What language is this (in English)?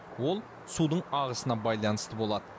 Kazakh